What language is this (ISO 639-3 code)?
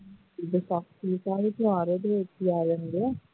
pan